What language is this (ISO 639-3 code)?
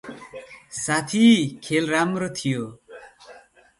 nep